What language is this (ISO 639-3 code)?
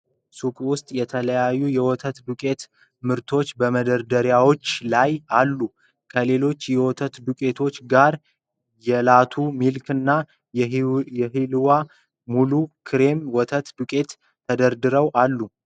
amh